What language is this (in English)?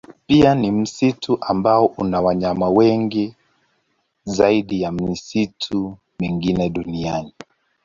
Swahili